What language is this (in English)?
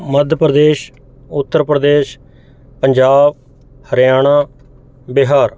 Punjabi